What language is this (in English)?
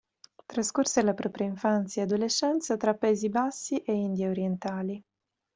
Italian